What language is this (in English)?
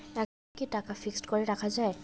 Bangla